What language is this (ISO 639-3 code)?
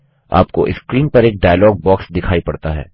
hin